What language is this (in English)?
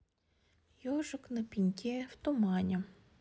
Russian